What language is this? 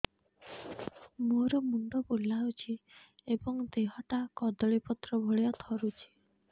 Odia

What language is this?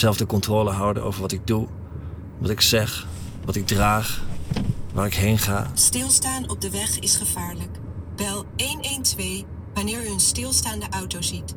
Dutch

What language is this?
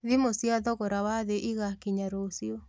Kikuyu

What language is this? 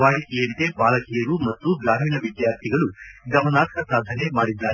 Kannada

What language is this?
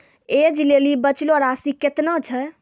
Maithili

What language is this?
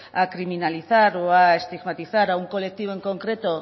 Spanish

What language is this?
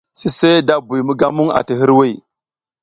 South Giziga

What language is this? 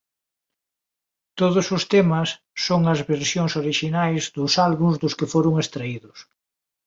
Galician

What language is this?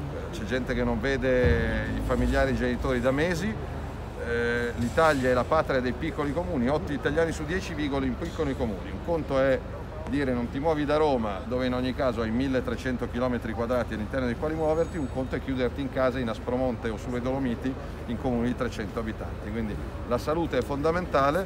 Italian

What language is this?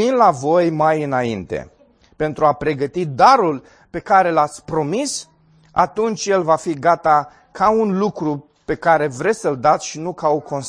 Romanian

